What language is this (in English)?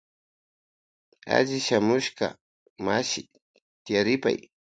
Loja Highland Quichua